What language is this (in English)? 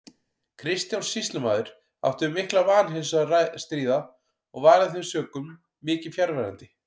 Icelandic